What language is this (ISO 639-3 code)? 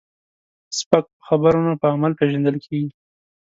pus